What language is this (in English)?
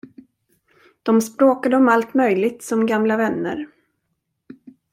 Swedish